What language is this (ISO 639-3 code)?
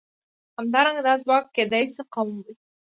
pus